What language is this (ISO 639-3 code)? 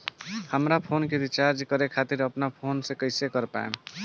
bho